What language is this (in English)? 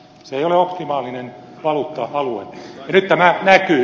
Finnish